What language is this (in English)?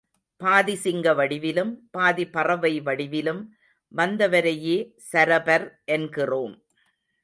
Tamil